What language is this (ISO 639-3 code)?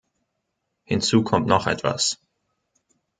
deu